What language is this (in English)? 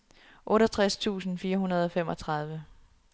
Danish